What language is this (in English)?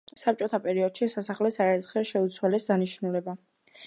Georgian